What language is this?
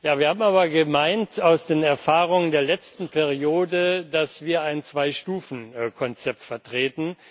German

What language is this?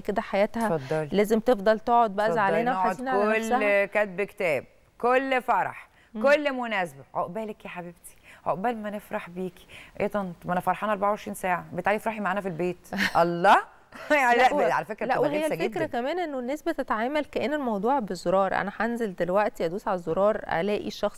Arabic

